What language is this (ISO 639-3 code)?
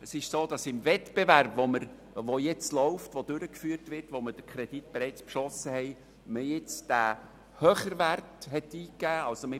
gsw